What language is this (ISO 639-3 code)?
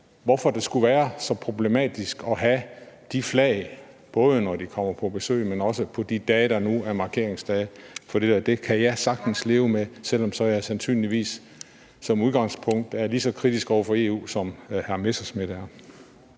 dan